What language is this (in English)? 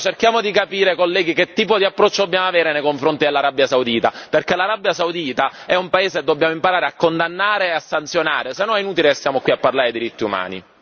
Italian